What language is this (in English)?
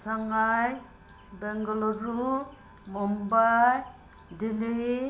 Manipuri